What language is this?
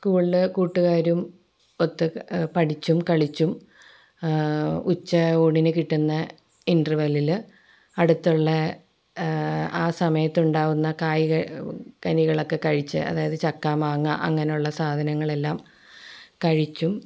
Malayalam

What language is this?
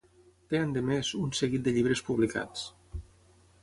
Catalan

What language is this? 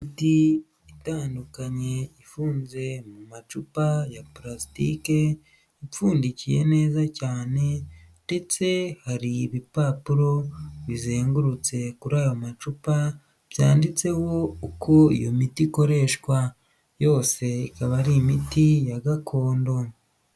Kinyarwanda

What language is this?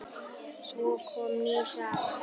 Icelandic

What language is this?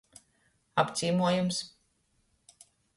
Latgalian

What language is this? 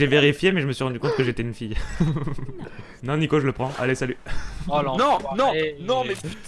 French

